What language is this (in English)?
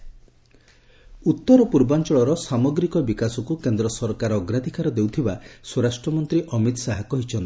Odia